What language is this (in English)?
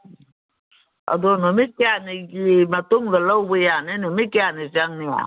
Manipuri